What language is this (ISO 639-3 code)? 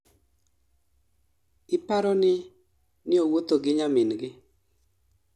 luo